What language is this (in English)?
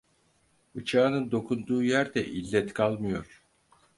Turkish